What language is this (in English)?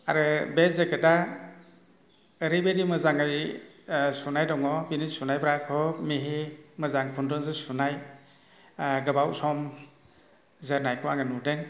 Bodo